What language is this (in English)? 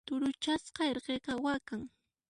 Puno Quechua